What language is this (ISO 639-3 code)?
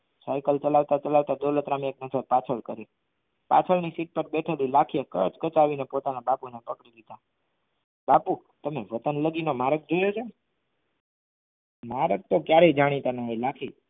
guj